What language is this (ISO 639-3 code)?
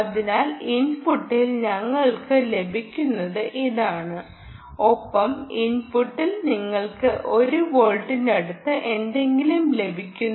mal